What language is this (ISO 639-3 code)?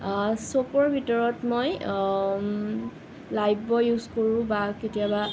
asm